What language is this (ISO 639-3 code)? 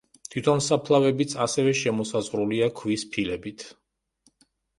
kat